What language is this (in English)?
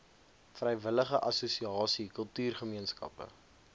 Afrikaans